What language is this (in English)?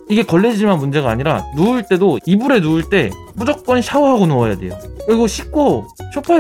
Korean